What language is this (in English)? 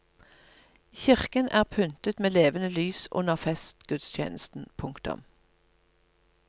Norwegian